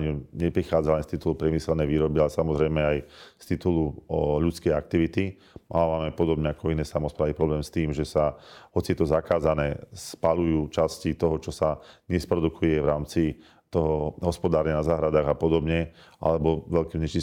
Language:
Slovak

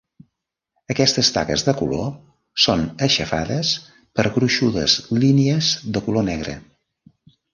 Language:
Catalan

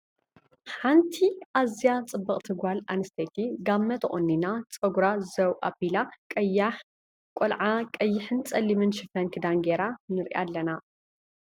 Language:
Tigrinya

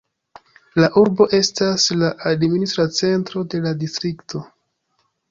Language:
Esperanto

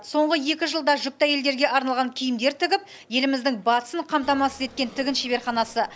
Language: Kazakh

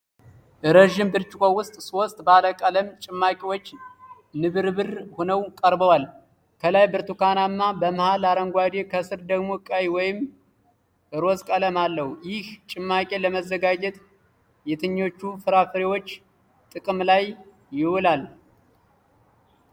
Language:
Amharic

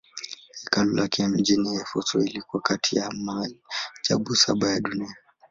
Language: Swahili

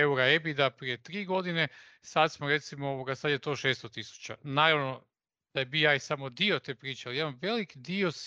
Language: Croatian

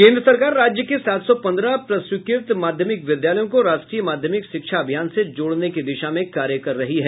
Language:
Hindi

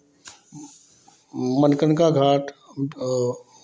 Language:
Hindi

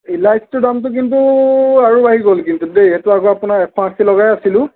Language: Assamese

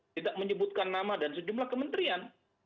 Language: Indonesian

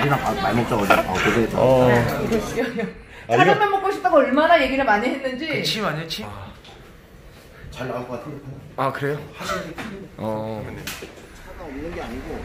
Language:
Korean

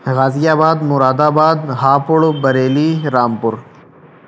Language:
Urdu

